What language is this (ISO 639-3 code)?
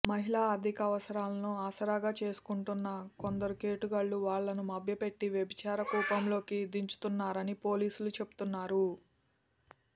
tel